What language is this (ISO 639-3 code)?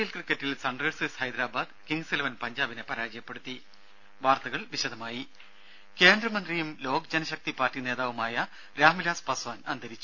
mal